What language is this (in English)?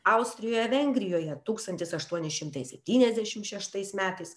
Lithuanian